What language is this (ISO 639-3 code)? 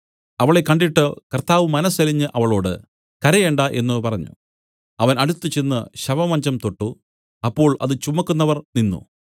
mal